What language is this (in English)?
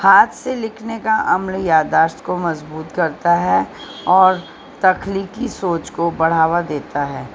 Urdu